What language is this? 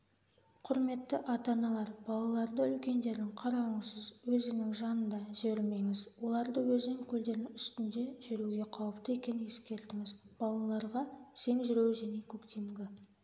Kazakh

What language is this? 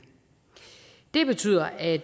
Danish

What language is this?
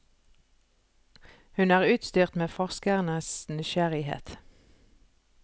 Norwegian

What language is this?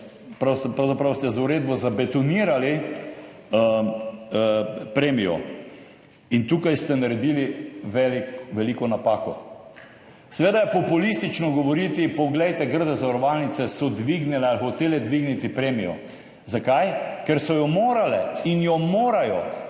Slovenian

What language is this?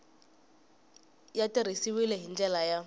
Tsonga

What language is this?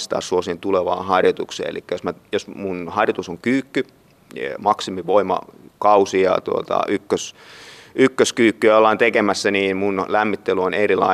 Finnish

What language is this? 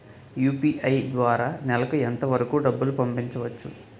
Telugu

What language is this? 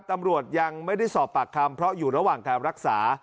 Thai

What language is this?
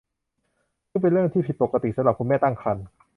Thai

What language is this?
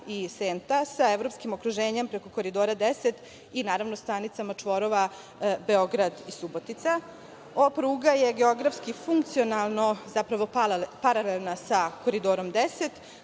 Serbian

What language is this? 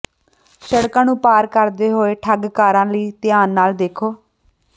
Punjabi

